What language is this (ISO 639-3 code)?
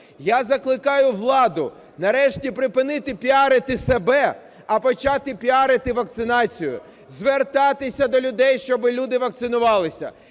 ukr